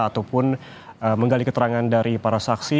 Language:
Indonesian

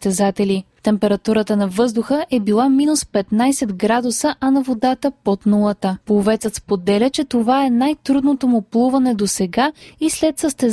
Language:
Bulgarian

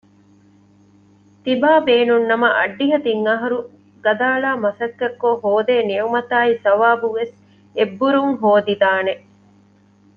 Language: Divehi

